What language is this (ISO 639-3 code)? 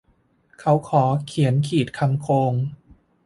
tha